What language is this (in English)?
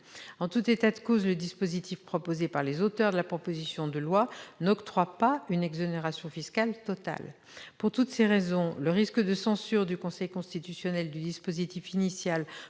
French